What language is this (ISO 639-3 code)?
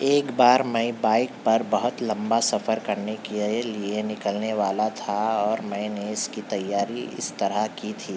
urd